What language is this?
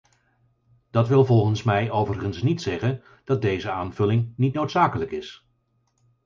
Dutch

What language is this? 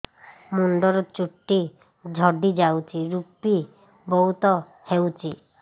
Odia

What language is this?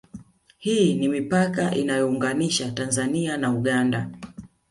Swahili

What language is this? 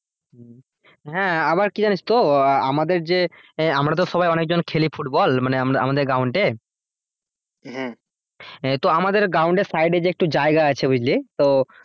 Bangla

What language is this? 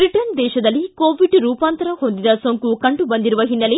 Kannada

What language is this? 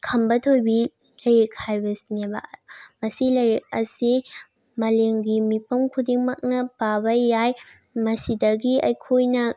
Manipuri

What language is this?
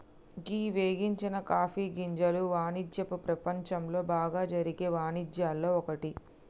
Telugu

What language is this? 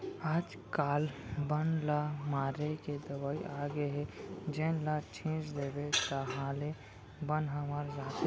Chhattisgarhi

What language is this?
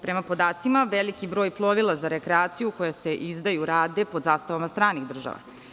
Serbian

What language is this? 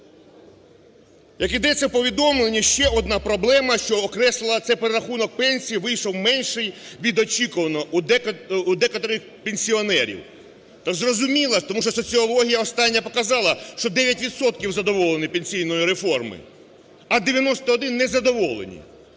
Ukrainian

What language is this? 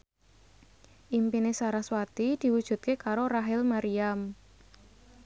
Javanese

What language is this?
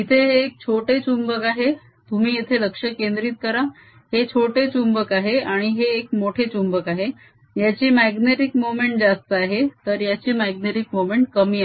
Marathi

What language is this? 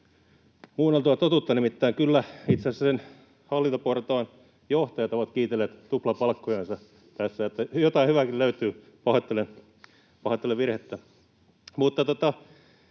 Finnish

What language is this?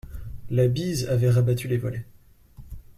French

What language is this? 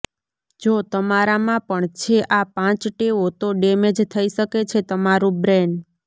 Gujarati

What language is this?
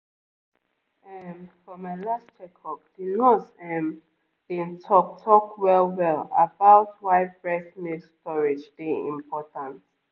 Nigerian Pidgin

